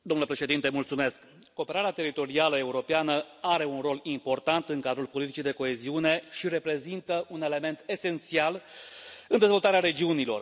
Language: Romanian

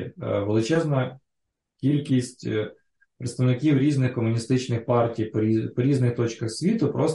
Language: Ukrainian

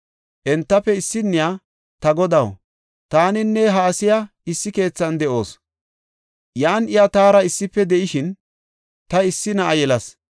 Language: Gofa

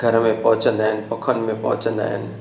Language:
Sindhi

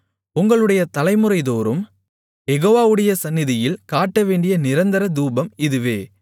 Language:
Tamil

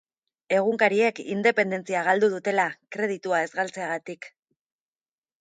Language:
Basque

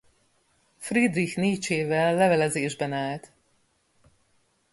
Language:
Hungarian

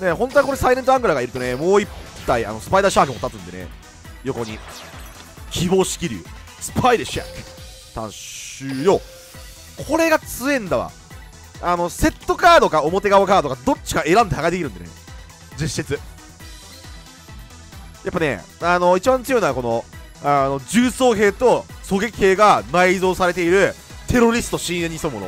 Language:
Japanese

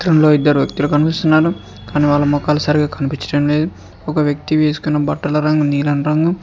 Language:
Telugu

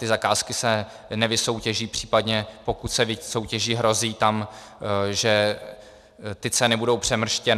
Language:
Czech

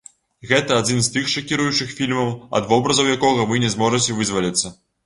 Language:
Belarusian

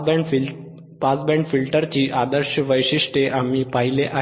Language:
Marathi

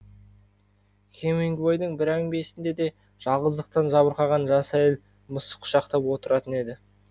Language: Kazakh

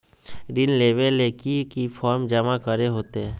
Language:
Magahi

